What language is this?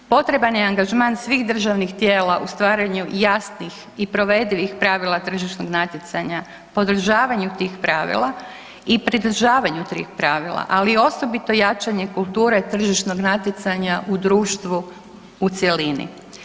Croatian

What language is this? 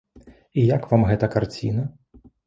Belarusian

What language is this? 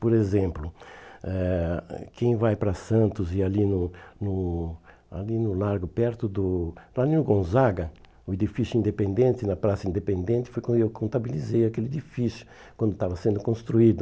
Portuguese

